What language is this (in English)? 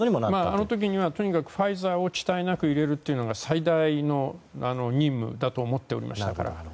Japanese